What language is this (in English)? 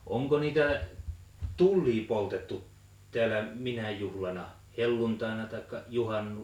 Finnish